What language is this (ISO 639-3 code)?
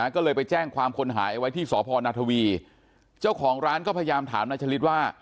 tha